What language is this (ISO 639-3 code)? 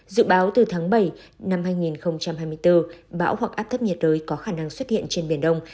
vie